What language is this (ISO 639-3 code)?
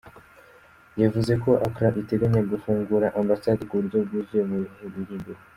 kin